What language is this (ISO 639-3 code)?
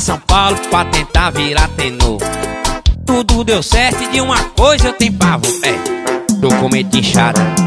por